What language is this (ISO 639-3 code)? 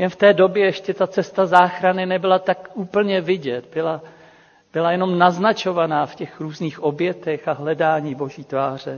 ces